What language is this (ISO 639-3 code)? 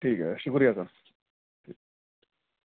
urd